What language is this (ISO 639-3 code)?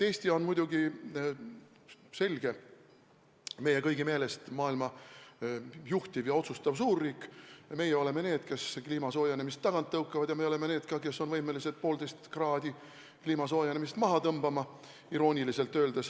est